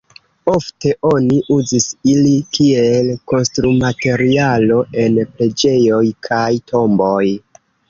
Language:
Esperanto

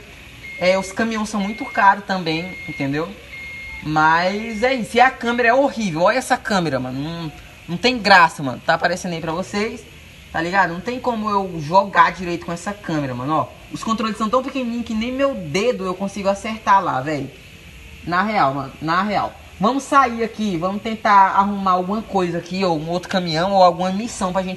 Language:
Portuguese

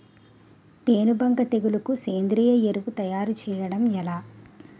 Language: Telugu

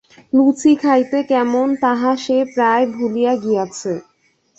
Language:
Bangla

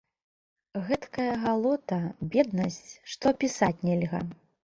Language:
Belarusian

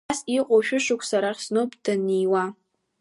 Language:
Abkhazian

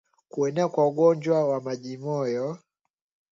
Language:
Swahili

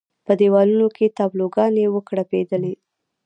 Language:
Pashto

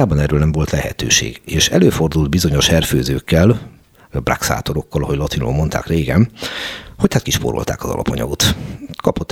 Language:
Hungarian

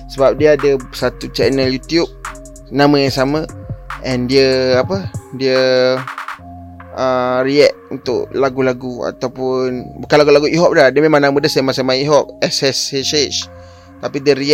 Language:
Malay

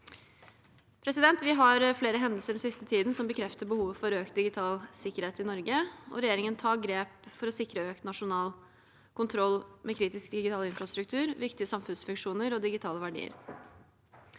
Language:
Norwegian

